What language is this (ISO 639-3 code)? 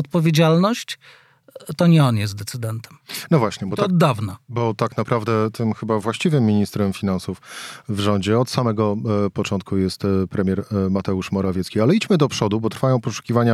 pol